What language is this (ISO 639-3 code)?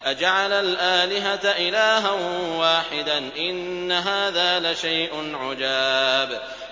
ara